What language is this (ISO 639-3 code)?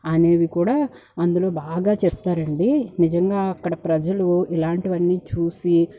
tel